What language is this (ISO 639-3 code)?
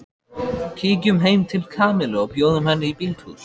isl